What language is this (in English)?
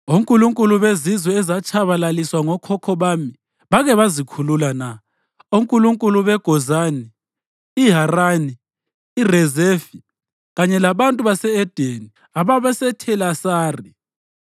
North Ndebele